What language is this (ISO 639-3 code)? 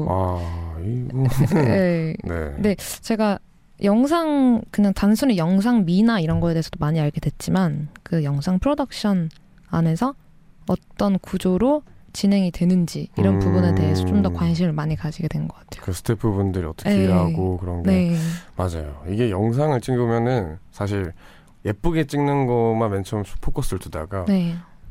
kor